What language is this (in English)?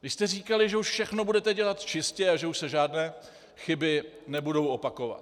Czech